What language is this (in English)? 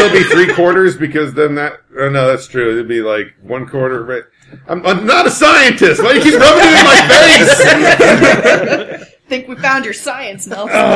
English